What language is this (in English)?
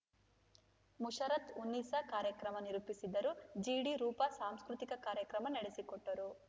Kannada